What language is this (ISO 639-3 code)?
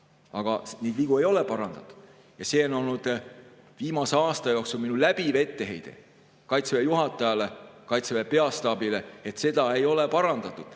est